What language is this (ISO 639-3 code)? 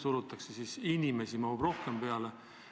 est